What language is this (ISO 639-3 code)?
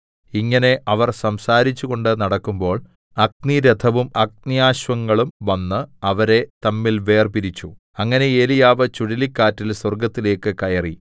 mal